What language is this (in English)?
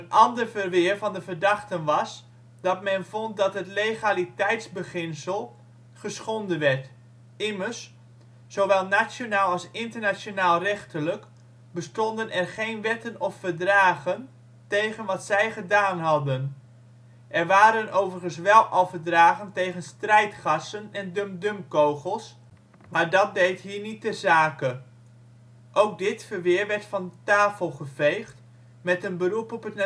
Dutch